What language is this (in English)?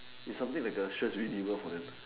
English